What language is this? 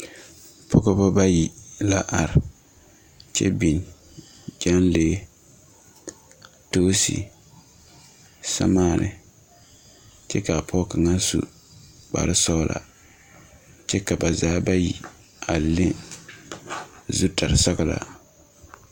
Southern Dagaare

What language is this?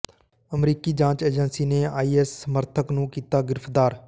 Punjabi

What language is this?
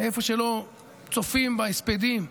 Hebrew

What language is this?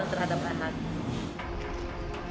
Indonesian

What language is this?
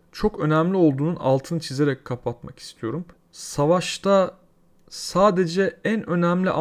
Turkish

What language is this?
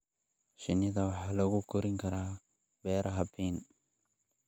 Somali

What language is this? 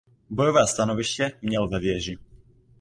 Czech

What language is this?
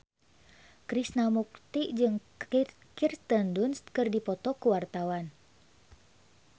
Sundanese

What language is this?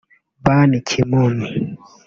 Kinyarwanda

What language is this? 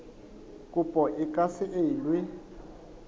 Southern Sotho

